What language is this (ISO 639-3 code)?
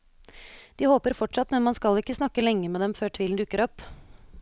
nor